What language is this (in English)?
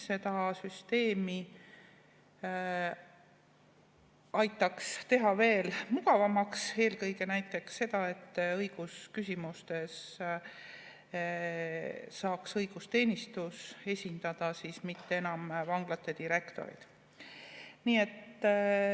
Estonian